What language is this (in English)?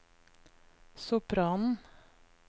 Norwegian